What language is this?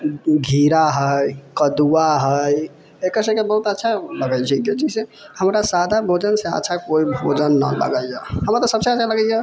Maithili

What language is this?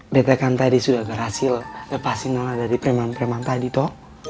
Indonesian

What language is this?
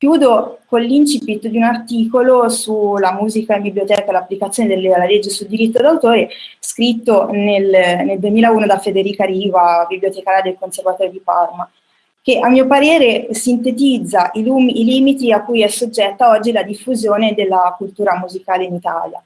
Italian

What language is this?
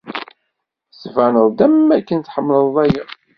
Kabyle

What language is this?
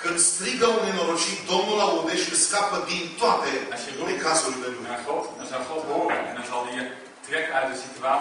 Romanian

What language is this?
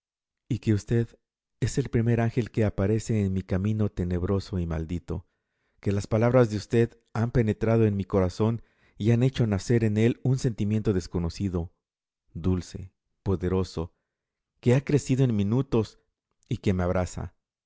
Spanish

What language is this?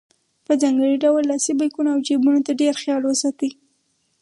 Pashto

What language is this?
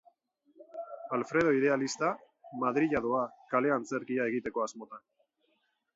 Basque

